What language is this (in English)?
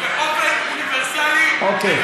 Hebrew